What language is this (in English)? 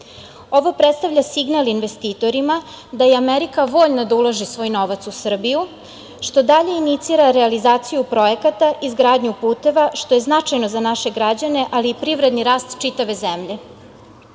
Serbian